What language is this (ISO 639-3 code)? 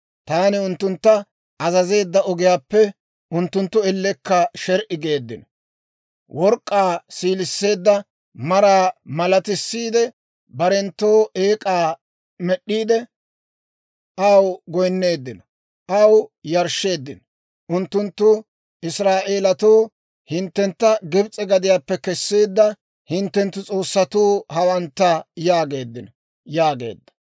dwr